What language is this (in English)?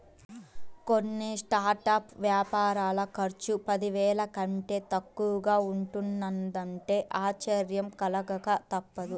Telugu